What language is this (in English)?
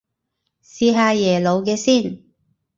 Cantonese